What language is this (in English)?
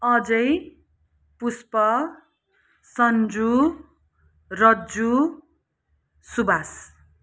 Nepali